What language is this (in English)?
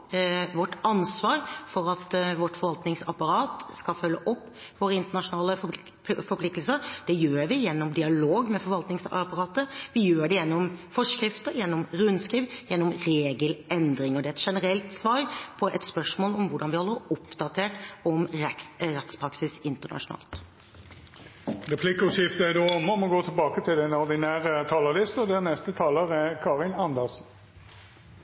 Norwegian